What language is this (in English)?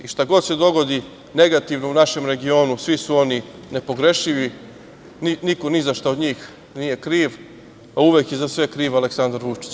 Serbian